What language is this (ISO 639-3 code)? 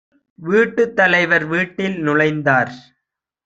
tam